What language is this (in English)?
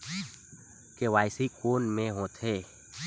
Chhattisgarhi